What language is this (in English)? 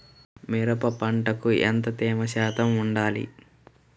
Telugu